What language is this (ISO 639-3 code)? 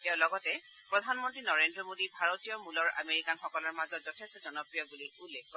asm